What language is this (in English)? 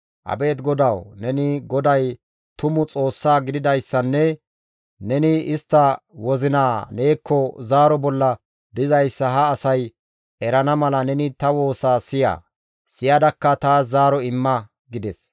Gamo